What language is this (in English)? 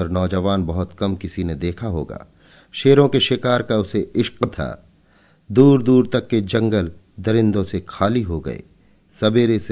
Hindi